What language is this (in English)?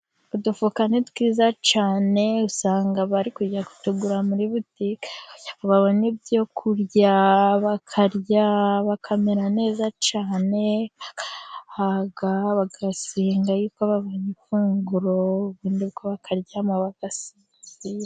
Kinyarwanda